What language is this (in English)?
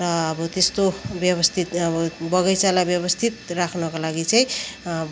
Nepali